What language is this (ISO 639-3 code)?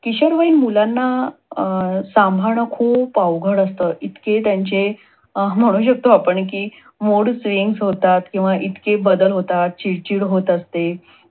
mar